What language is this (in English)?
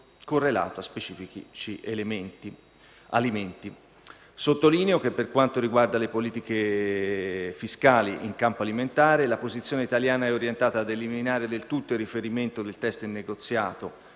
Italian